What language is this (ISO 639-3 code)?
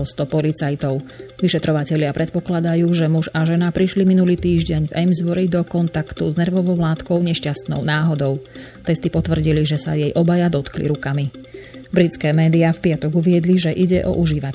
slk